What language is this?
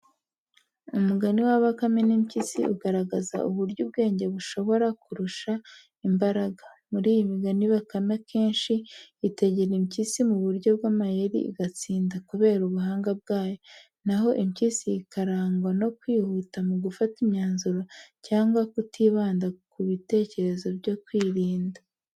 Kinyarwanda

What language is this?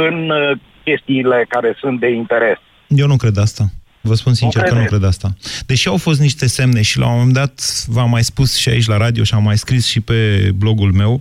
Romanian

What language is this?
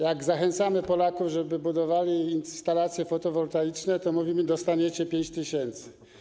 Polish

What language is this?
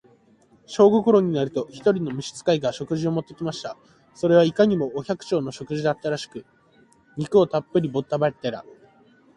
Japanese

